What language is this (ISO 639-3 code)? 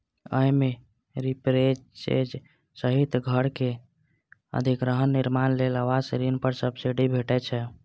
mai